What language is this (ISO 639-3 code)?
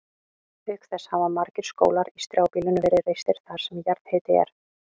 isl